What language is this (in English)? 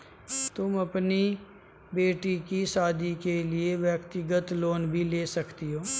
Hindi